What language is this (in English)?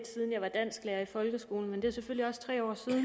Danish